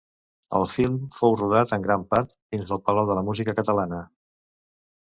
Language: Catalan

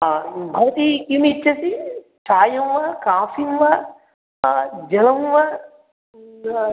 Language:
Sanskrit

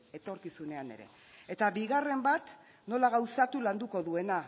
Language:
Basque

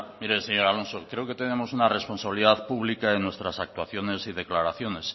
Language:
Spanish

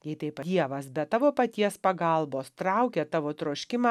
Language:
Lithuanian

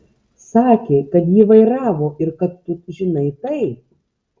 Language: Lithuanian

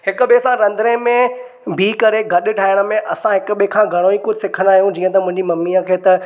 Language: Sindhi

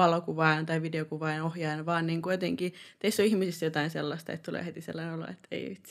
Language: Finnish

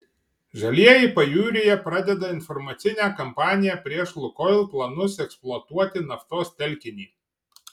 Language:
Lithuanian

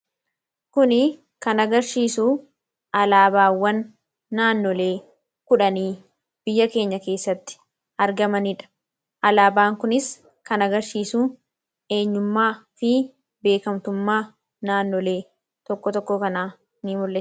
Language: Oromo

